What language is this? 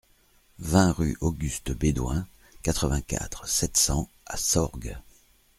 French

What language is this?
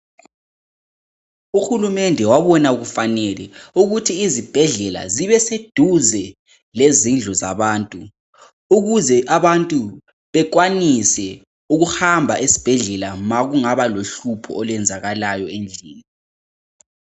North Ndebele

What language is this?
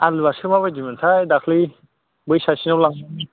Bodo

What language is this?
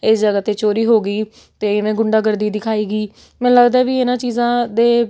Punjabi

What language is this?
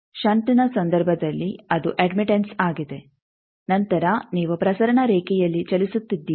Kannada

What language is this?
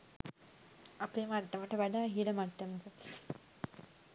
Sinhala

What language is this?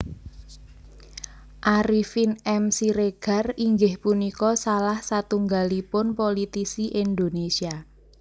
Javanese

